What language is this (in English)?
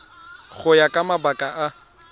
Tswana